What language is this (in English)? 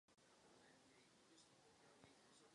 Czech